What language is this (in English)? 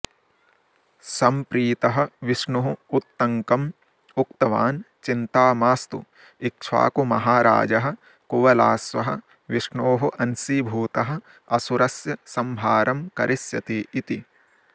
Sanskrit